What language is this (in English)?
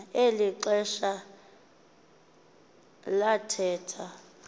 Xhosa